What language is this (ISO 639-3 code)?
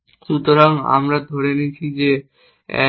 ben